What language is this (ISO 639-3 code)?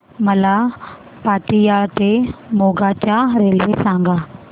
mar